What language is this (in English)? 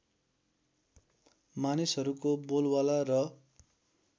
Nepali